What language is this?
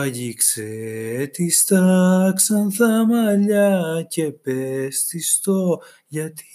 Greek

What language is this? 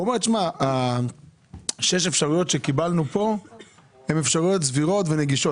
Hebrew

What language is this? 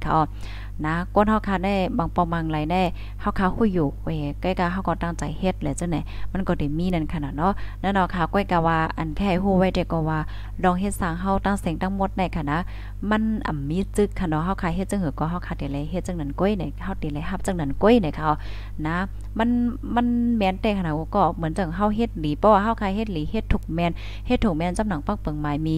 Thai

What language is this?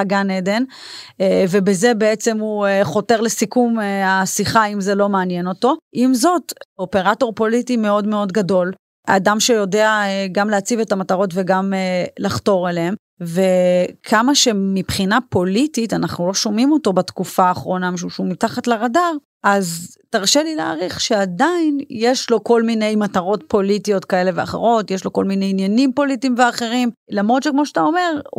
Hebrew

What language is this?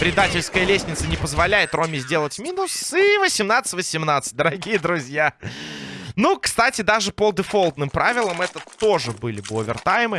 Russian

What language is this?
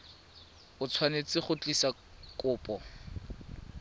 Tswana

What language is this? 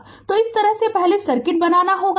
Hindi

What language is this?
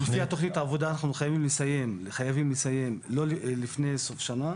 Hebrew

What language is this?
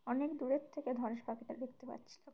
Bangla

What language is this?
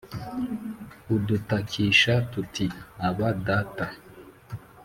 Kinyarwanda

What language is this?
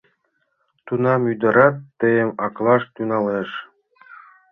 Mari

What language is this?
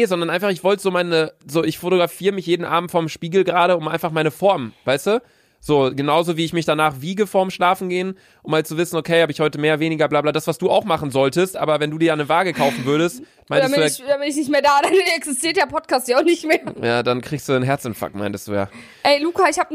German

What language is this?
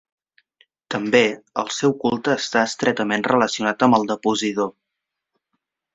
Catalan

